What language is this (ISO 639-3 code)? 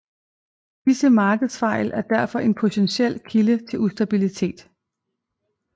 dan